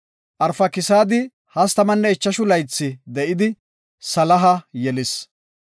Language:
Gofa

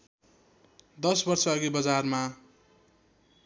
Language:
Nepali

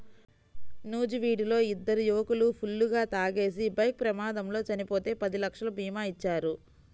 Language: Telugu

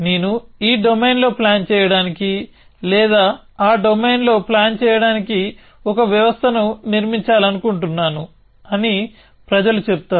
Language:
Telugu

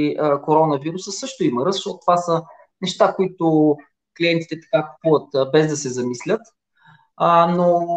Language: Bulgarian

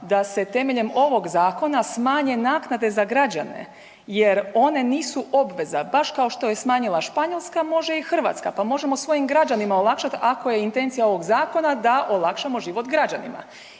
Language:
Croatian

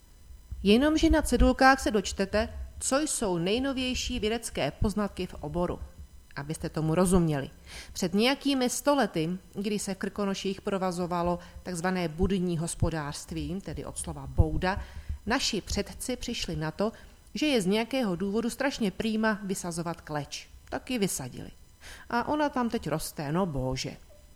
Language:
Czech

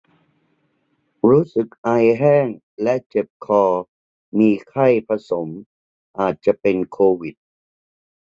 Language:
Thai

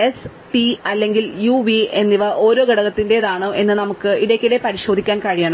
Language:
Malayalam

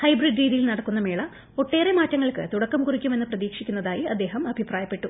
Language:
Malayalam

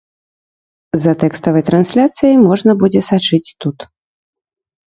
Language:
Belarusian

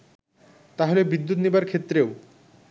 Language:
Bangla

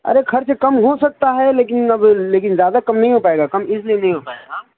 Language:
Urdu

